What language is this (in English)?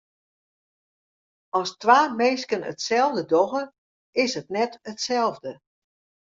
Western Frisian